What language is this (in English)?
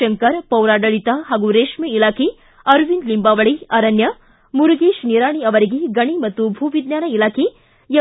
Kannada